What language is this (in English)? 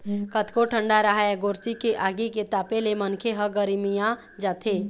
Chhattisgarhi